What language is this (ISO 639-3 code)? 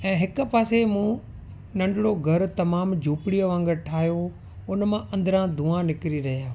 snd